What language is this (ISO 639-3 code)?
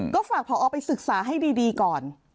tha